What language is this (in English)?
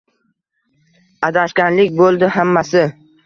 Uzbek